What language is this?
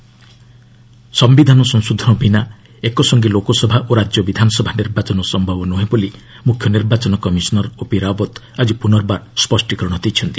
Odia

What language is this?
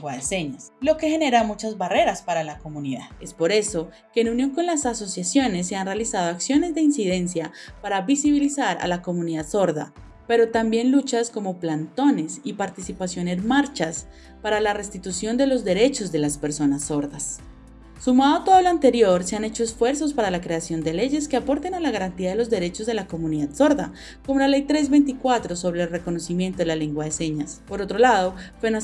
Spanish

